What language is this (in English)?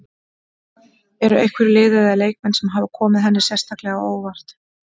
Icelandic